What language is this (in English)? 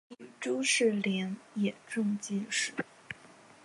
Chinese